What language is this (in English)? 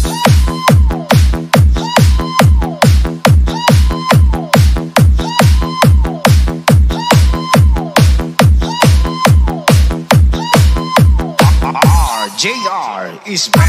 Vietnamese